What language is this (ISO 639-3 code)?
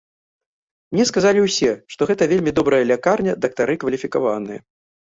bel